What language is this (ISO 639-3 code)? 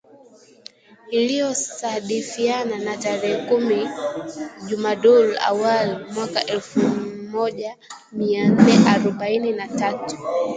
swa